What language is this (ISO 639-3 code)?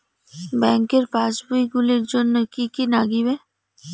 ben